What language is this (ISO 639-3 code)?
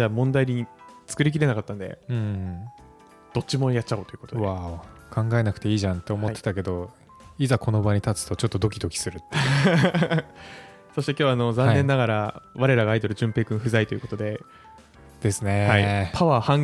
jpn